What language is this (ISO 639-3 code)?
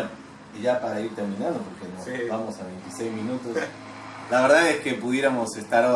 spa